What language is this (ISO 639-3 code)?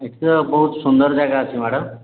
ori